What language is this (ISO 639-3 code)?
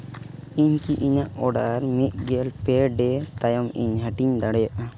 sat